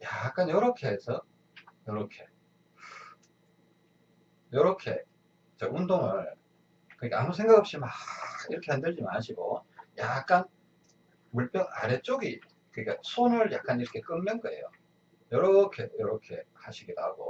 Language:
Korean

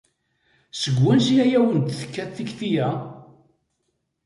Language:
Kabyle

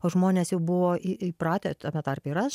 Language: Lithuanian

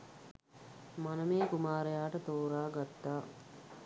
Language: Sinhala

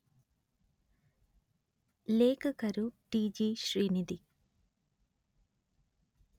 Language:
Kannada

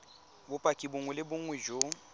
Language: Tswana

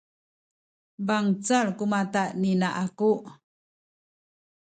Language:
Sakizaya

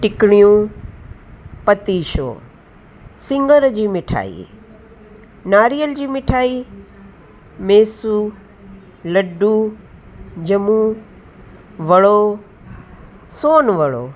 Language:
Sindhi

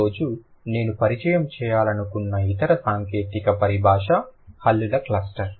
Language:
Telugu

